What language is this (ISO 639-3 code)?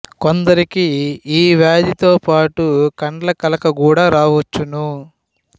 tel